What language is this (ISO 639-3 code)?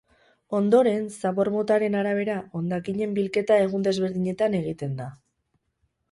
eus